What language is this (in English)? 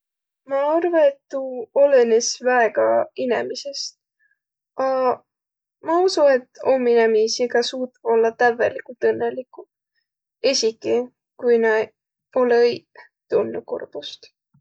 Võro